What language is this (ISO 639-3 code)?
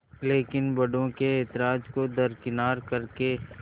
hin